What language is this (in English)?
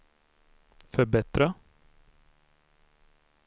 Swedish